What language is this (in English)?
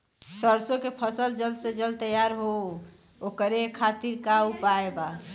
Bhojpuri